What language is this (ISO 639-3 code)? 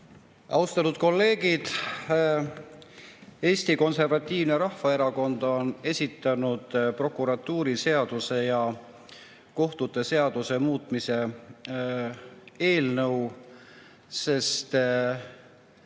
est